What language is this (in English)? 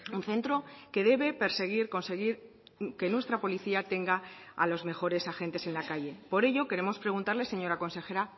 Spanish